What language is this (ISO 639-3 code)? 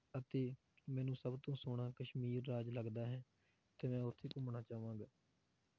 pan